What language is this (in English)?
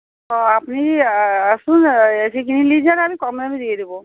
Bangla